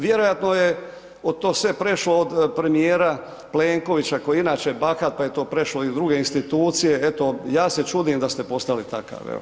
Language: Croatian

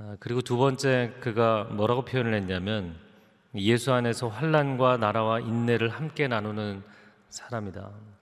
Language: Korean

